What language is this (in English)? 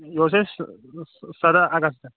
Kashmiri